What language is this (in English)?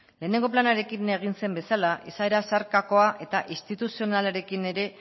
Basque